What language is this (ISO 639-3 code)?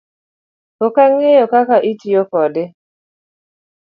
luo